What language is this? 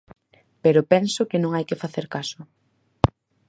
Galician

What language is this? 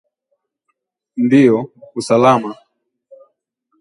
Swahili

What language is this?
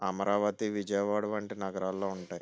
Telugu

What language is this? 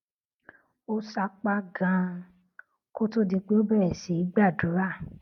Yoruba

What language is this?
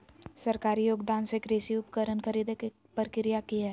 Magahi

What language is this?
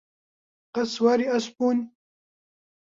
Central Kurdish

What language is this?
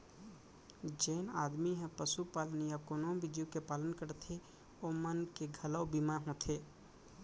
Chhattisgarhi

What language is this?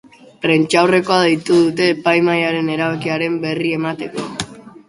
Basque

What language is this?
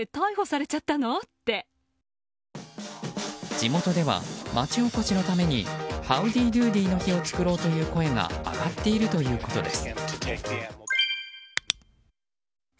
Japanese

